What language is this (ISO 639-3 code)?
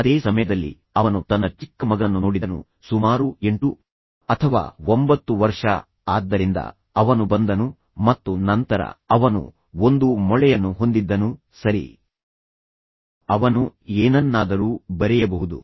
kan